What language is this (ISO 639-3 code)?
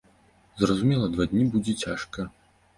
bel